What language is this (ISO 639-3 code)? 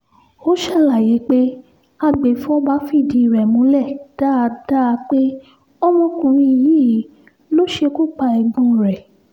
yor